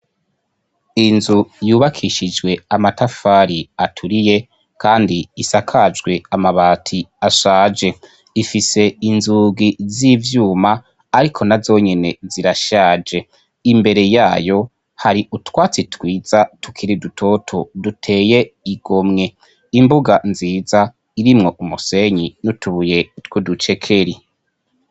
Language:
Rundi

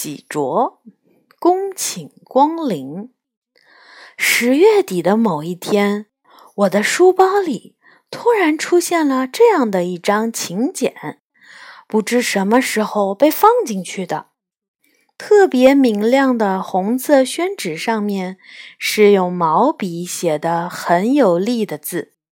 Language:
Chinese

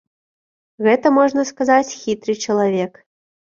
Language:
Belarusian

